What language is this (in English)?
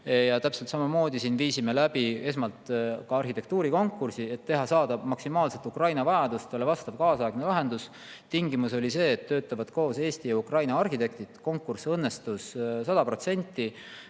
Estonian